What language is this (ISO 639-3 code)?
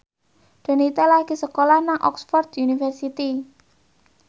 jav